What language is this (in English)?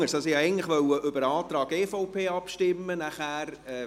Swiss German